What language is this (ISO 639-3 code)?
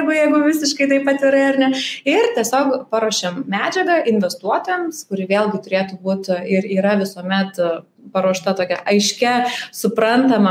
eng